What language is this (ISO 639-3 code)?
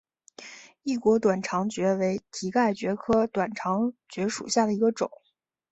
zho